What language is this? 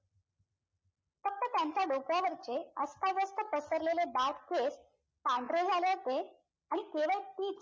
Marathi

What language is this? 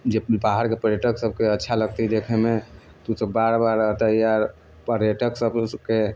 Maithili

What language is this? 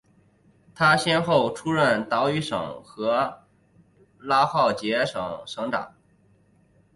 Chinese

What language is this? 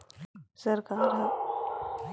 Chhattisgarhi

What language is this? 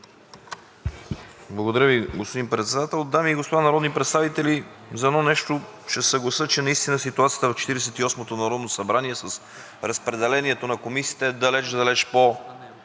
Bulgarian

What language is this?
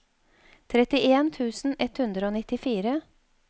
Norwegian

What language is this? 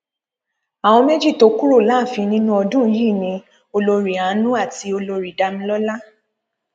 Yoruba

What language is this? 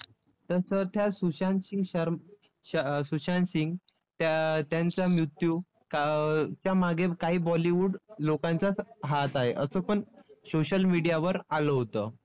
Marathi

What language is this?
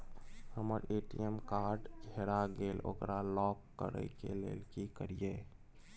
Maithili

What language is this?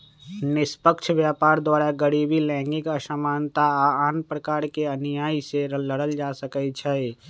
Magahi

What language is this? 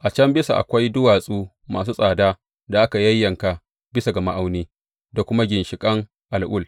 Hausa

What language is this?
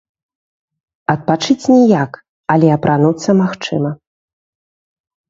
Belarusian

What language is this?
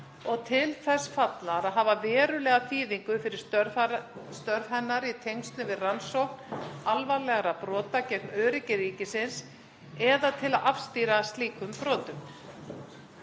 Icelandic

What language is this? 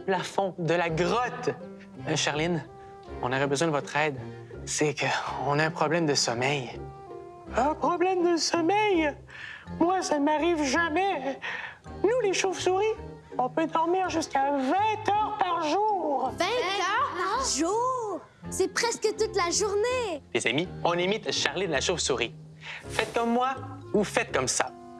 French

